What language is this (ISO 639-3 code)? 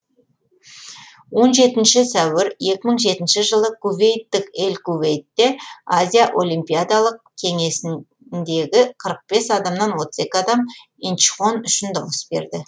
kaz